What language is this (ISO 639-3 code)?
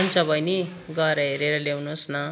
nep